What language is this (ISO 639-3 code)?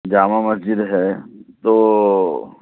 urd